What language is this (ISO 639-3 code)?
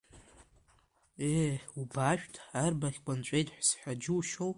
abk